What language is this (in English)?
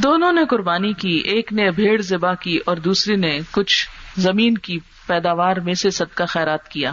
Urdu